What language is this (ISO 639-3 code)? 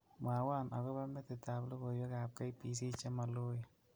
kln